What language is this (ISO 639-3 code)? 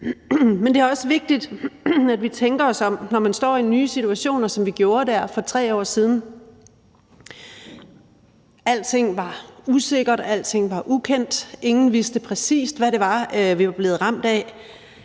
dan